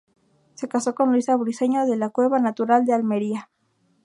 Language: Spanish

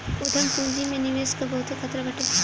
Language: Bhojpuri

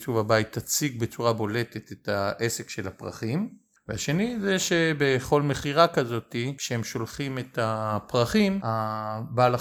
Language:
Hebrew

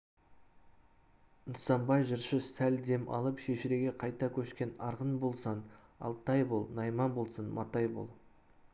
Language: Kazakh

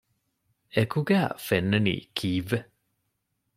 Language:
Divehi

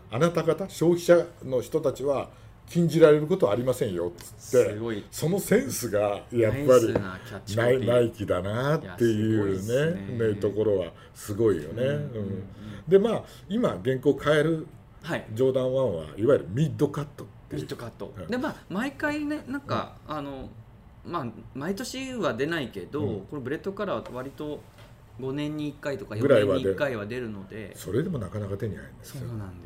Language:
Japanese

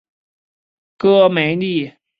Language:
Chinese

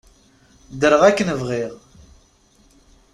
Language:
Kabyle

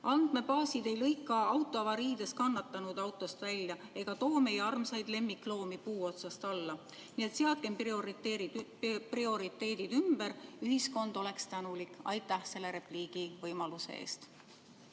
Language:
Estonian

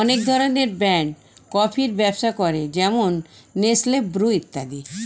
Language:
Bangla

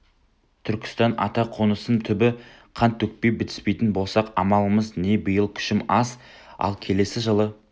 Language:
Kazakh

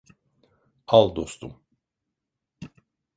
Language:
Turkish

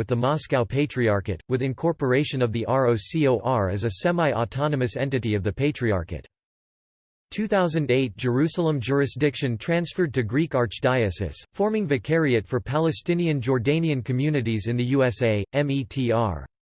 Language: English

